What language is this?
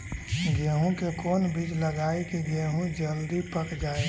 Magahi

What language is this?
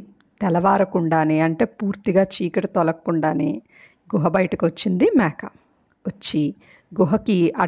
Telugu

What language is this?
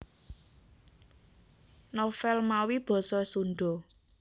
Javanese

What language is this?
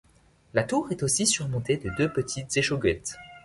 French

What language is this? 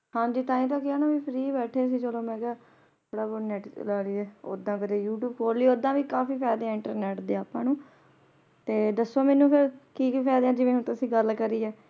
Punjabi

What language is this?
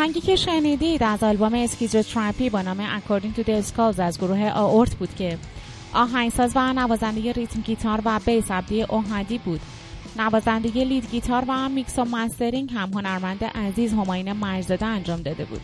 Persian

